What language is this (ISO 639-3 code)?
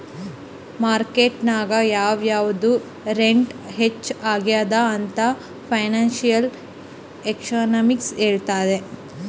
kan